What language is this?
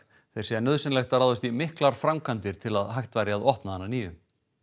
Icelandic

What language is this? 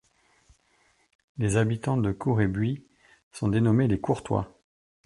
French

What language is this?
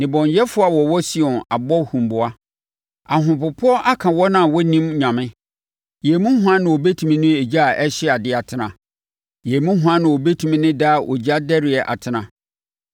Akan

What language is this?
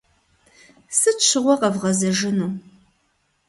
Kabardian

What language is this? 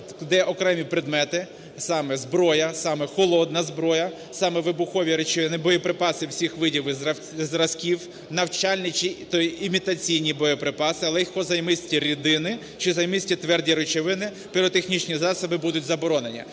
Ukrainian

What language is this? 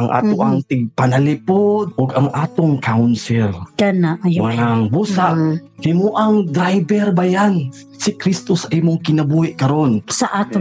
Filipino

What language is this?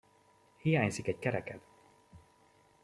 Hungarian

